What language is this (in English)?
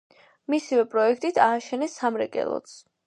Georgian